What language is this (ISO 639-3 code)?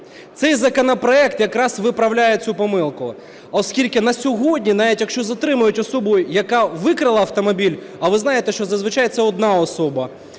ukr